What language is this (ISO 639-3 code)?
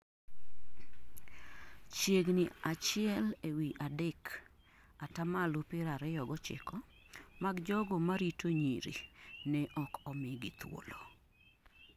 luo